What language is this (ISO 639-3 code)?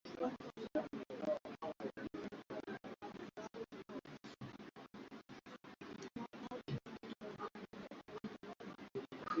swa